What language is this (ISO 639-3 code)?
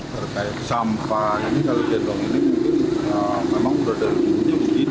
ind